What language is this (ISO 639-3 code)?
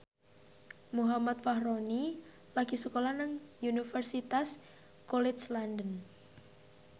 jav